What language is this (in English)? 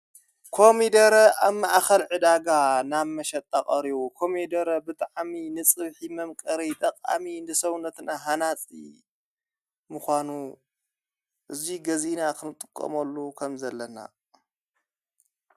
Tigrinya